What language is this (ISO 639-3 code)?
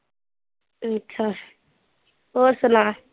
pan